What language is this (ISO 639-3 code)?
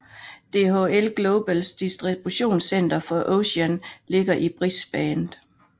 dan